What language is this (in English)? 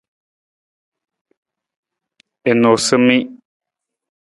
Nawdm